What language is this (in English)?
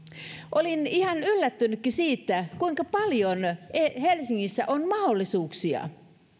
Finnish